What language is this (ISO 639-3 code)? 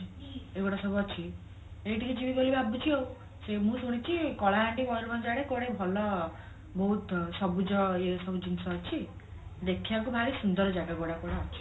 ori